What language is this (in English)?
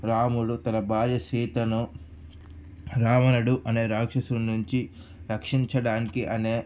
Telugu